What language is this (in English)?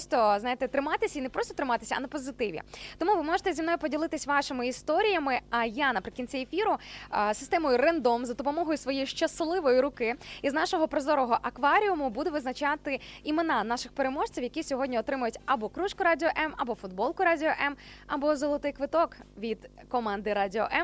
Ukrainian